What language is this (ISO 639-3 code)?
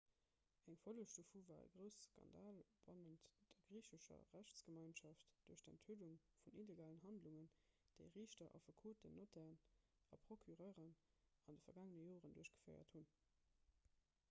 ltz